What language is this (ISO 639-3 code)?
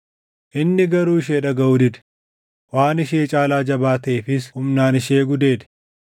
orm